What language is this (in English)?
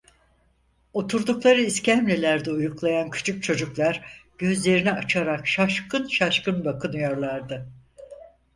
Turkish